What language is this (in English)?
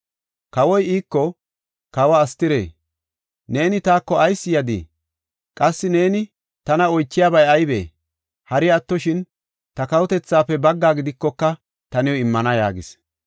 Gofa